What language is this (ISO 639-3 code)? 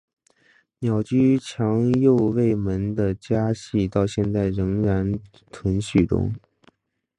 zho